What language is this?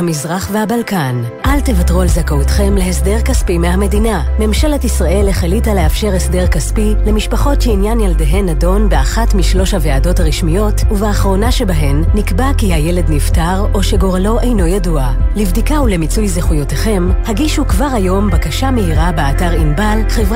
Hebrew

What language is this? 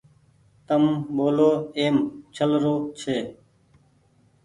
Goaria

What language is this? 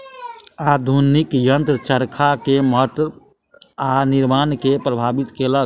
Maithili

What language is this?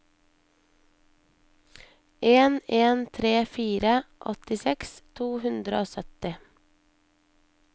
Norwegian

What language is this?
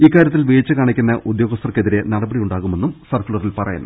Malayalam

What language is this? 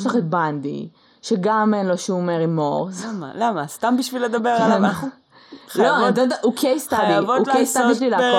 Hebrew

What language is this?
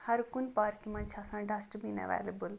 Kashmiri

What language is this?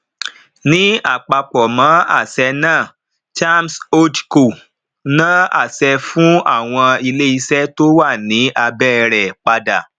Yoruba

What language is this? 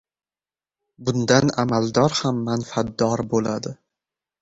Uzbek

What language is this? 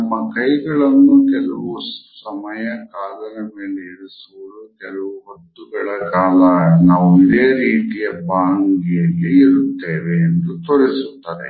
Kannada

